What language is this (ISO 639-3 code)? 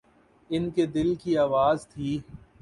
urd